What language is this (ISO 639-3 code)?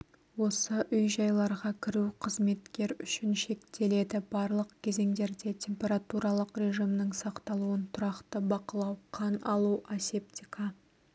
kaz